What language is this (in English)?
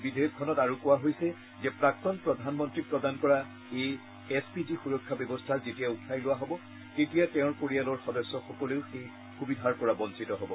Assamese